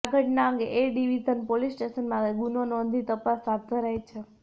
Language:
Gujarati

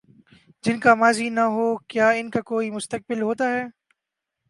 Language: Urdu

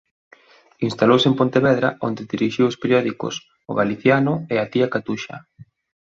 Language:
Galician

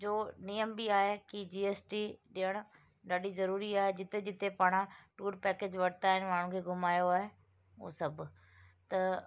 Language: Sindhi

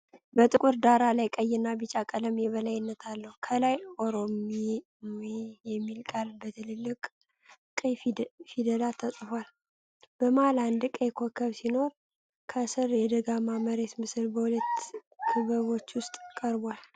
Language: Amharic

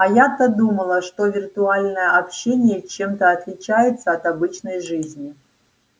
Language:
Russian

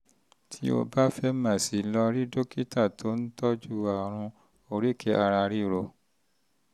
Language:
Yoruba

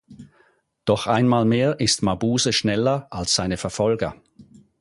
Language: German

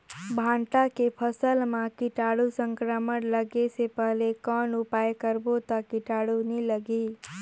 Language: Chhattisgarhi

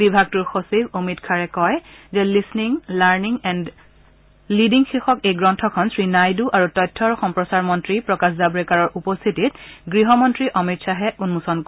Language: Assamese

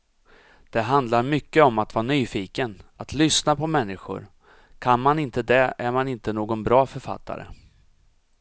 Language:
Swedish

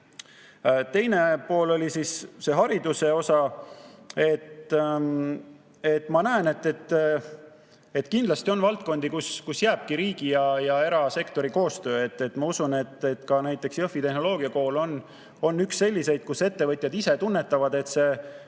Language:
Estonian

